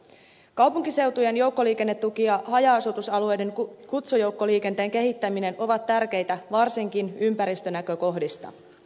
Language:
Finnish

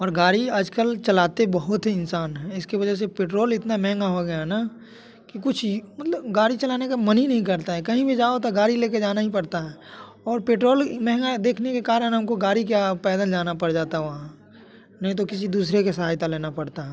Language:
Hindi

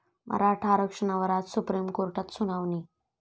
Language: Marathi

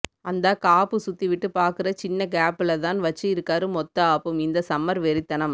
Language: Tamil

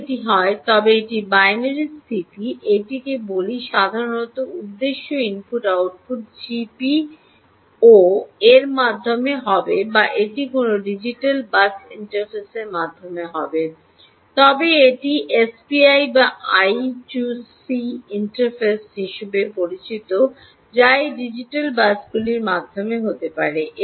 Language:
Bangla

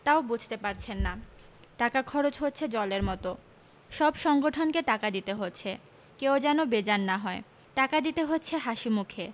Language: Bangla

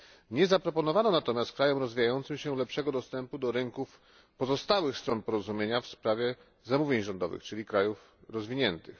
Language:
Polish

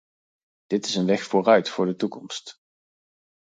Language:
Dutch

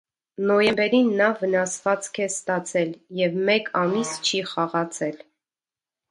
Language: Armenian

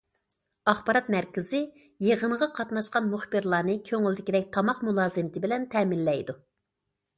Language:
Uyghur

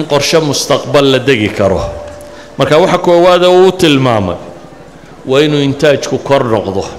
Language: Arabic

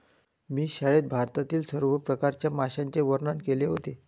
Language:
Marathi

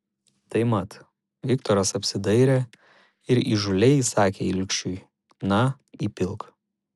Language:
Lithuanian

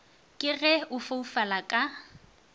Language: Northern Sotho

